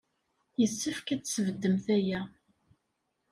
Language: Kabyle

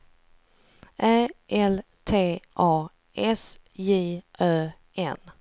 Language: Swedish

